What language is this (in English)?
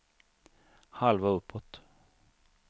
Swedish